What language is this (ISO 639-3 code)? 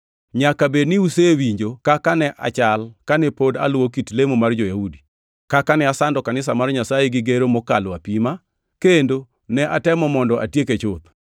luo